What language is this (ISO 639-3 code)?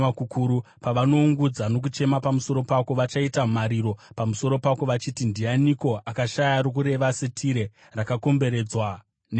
sna